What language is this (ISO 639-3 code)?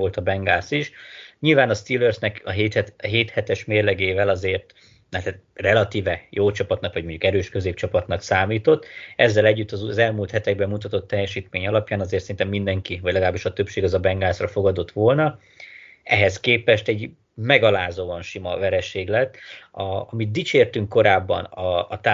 hun